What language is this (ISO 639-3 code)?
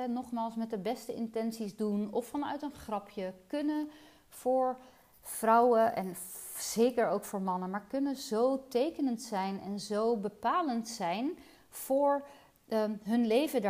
nld